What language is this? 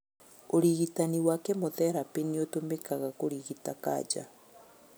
Kikuyu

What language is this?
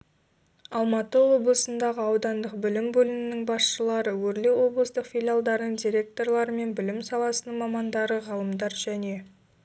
Kazakh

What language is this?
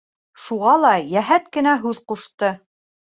Bashkir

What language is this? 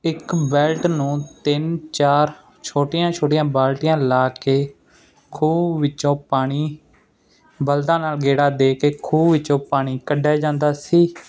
Punjabi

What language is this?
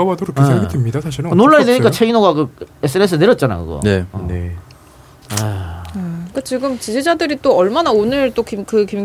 Korean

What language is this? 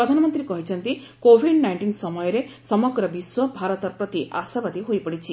Odia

